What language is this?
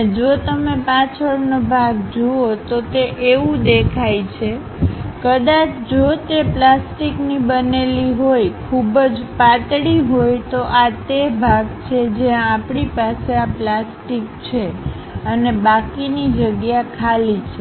Gujarati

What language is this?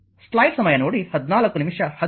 Kannada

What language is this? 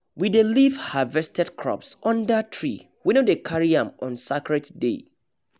Nigerian Pidgin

